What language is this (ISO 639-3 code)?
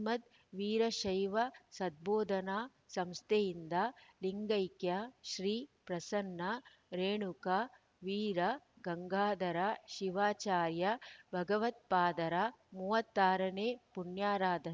kan